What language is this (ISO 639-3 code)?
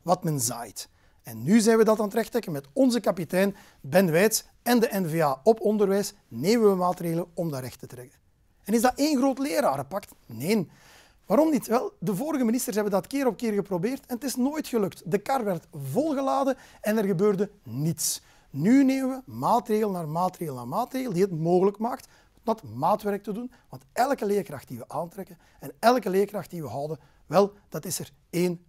nld